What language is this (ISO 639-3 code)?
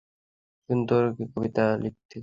ben